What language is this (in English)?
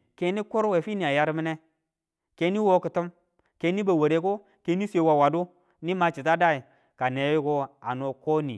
Tula